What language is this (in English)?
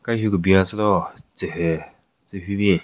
Southern Rengma Naga